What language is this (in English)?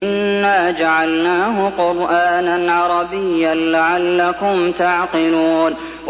Arabic